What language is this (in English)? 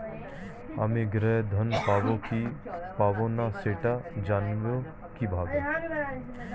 Bangla